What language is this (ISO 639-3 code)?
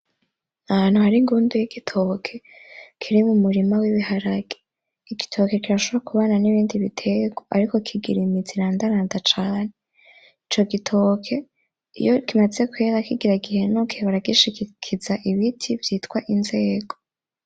run